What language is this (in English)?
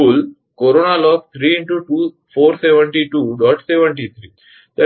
Gujarati